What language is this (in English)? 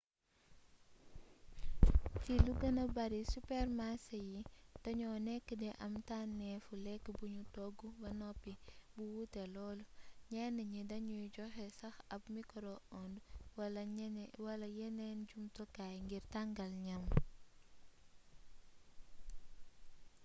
Wolof